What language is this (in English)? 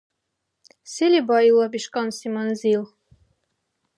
Dargwa